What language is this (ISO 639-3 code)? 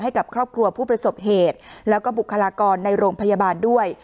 tha